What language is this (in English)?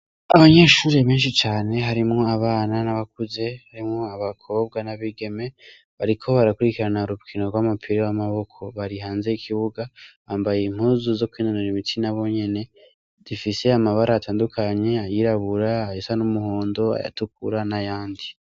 Rundi